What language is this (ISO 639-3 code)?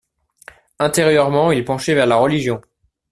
fra